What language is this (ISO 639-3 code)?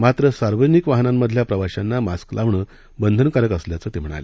mar